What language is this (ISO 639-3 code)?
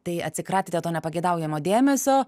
lit